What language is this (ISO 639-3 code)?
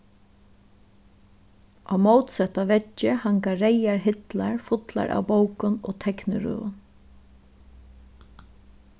fao